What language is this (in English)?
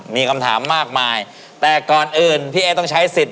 Thai